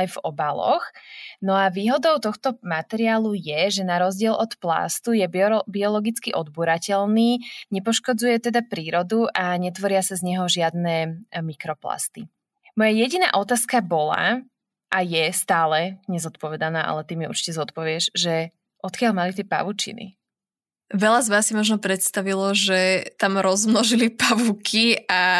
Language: Slovak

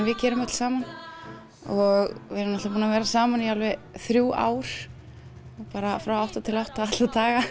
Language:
Icelandic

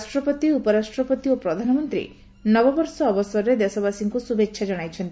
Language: Odia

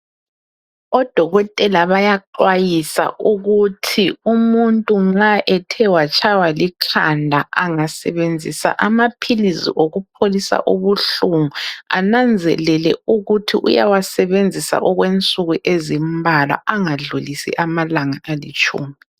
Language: North Ndebele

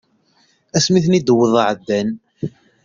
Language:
Kabyle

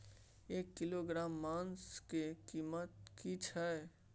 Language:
Maithili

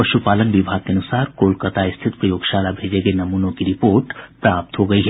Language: Hindi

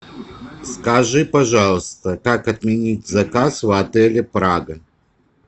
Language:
Russian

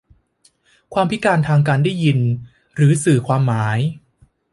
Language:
Thai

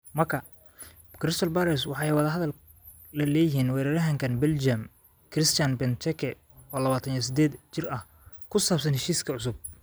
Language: Somali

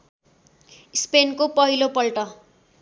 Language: Nepali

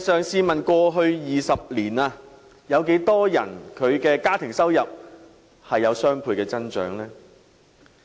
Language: Cantonese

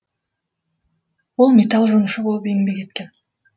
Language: Kazakh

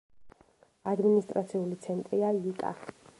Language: Georgian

